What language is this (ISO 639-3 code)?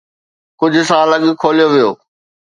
snd